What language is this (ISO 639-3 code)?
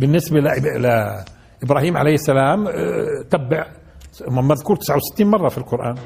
ara